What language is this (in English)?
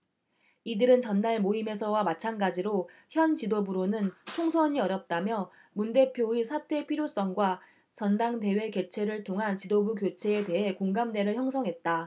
Korean